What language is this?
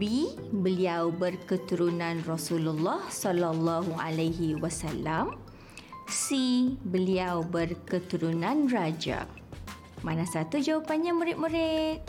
Malay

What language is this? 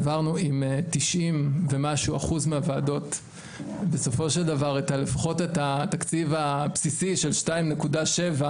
Hebrew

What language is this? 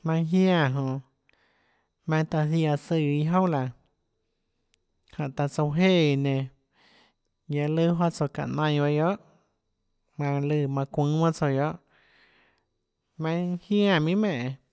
Tlacoatzintepec Chinantec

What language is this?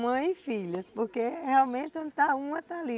Portuguese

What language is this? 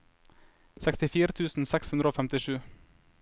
Norwegian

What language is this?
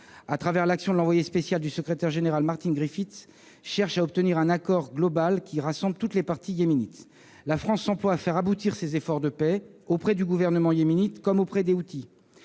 French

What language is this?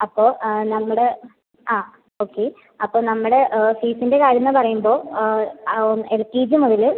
Malayalam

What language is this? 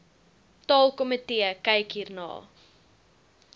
Afrikaans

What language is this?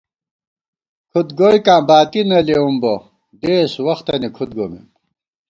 Gawar-Bati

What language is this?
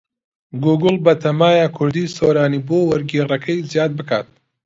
Central Kurdish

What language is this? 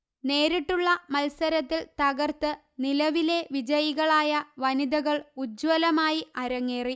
Malayalam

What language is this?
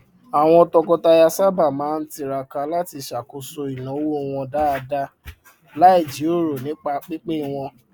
Yoruba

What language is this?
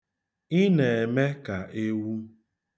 Igbo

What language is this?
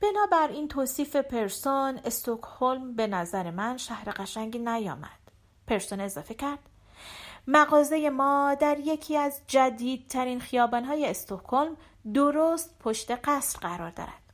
Persian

